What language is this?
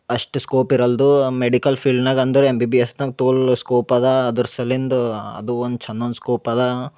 Kannada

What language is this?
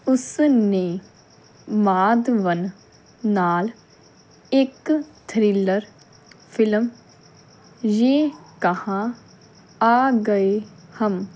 Punjabi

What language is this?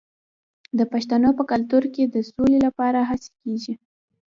Pashto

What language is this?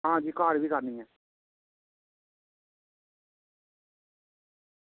Dogri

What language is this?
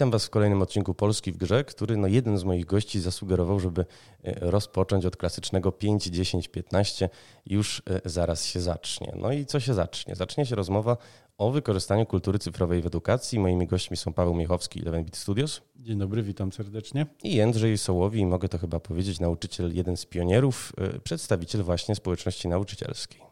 Polish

